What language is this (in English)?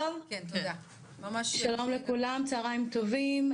Hebrew